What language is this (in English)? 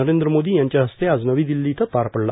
Marathi